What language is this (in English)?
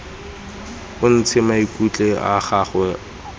Tswana